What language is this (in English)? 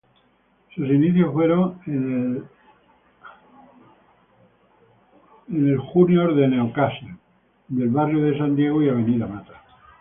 Spanish